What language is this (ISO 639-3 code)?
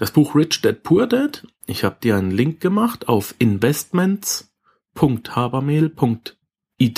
deu